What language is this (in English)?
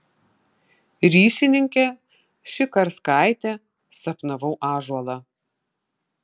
Lithuanian